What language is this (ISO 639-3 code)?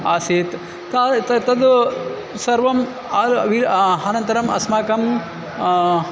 san